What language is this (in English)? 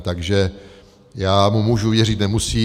Czech